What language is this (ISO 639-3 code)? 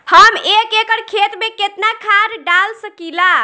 bho